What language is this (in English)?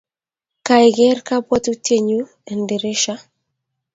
Kalenjin